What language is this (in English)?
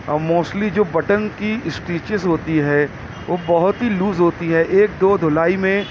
Urdu